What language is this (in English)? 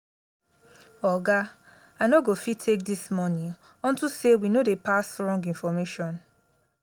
Nigerian Pidgin